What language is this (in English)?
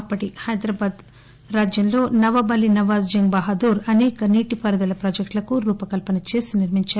Telugu